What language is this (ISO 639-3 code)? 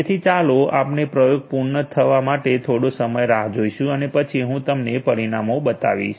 guj